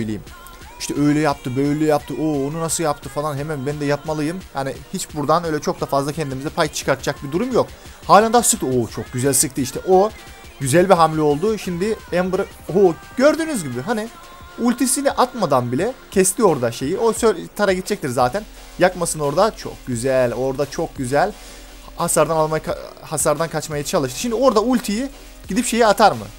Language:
Turkish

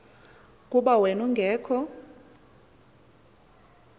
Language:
Xhosa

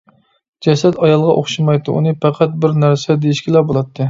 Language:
Uyghur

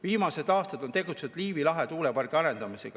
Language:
Estonian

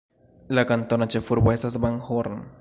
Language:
Esperanto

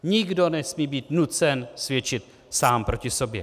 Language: Czech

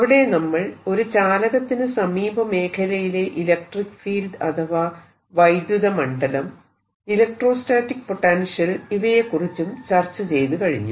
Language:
Malayalam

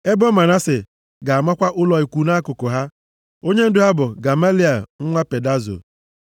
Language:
Igbo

